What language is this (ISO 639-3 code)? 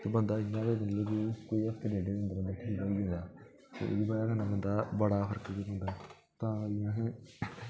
doi